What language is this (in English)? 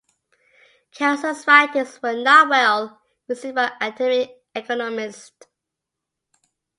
English